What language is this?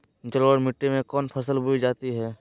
Magahi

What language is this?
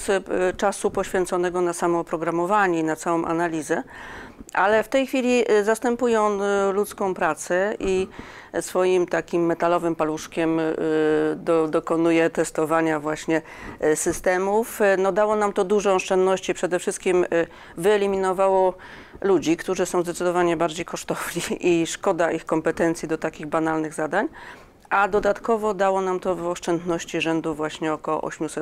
Polish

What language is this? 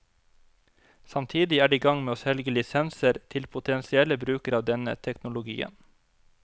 Norwegian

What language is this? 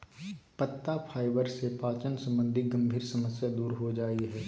Magahi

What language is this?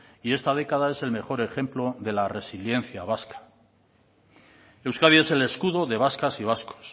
Spanish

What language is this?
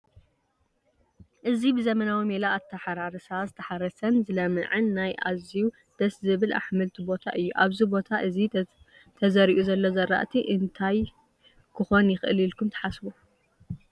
Tigrinya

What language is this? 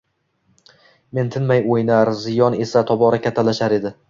Uzbek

